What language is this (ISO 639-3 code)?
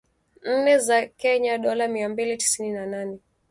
swa